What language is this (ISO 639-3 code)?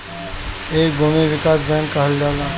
bho